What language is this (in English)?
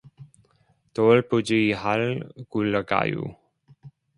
Korean